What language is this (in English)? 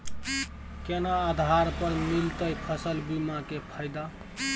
Maithili